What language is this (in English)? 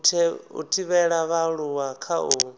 Venda